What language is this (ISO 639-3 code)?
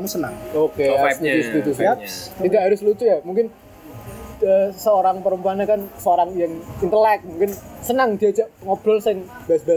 ind